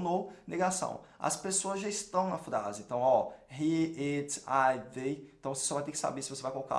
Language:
Portuguese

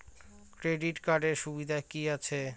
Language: Bangla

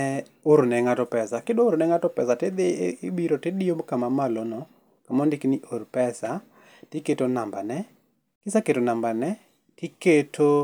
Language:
Luo (Kenya and Tanzania)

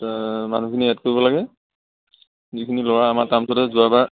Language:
Assamese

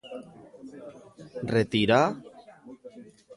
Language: Galician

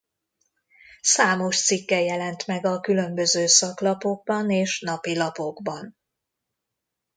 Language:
Hungarian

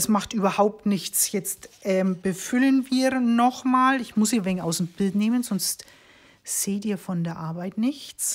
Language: German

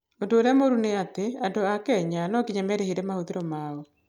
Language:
Kikuyu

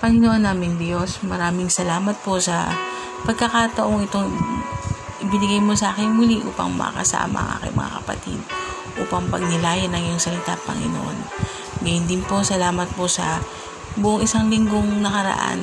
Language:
Filipino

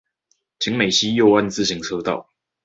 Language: Chinese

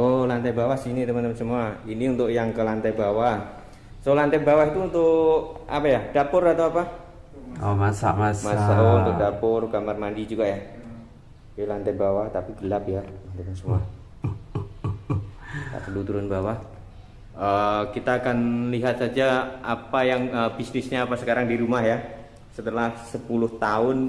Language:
Indonesian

